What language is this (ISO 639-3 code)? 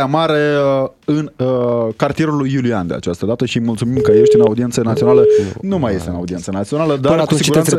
ron